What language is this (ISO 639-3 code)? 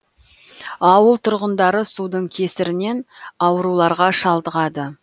kaz